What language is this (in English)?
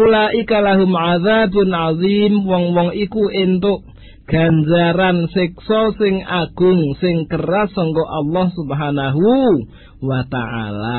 Malay